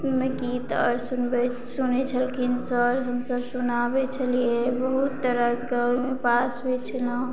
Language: Maithili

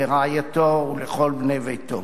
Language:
Hebrew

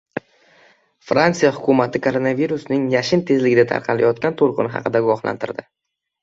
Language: Uzbek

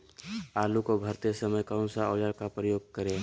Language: Magahi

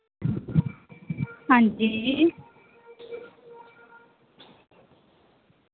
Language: Dogri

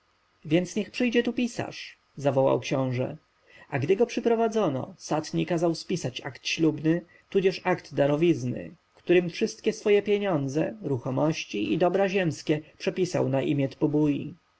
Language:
Polish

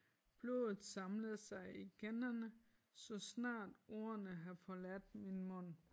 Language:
Danish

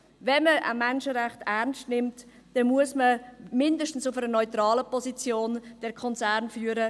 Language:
Swiss German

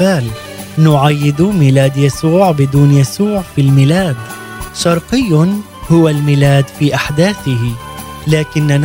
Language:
Arabic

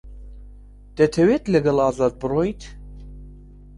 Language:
Central Kurdish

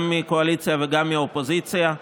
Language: Hebrew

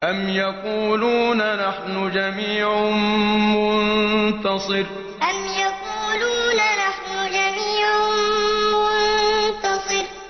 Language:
Arabic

